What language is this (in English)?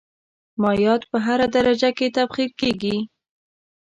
Pashto